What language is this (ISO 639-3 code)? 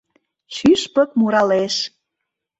chm